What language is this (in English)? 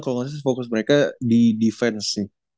Indonesian